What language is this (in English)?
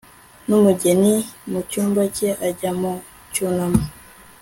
Kinyarwanda